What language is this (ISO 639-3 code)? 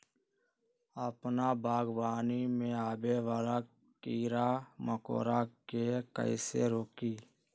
mag